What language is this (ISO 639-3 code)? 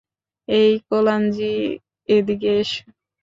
ben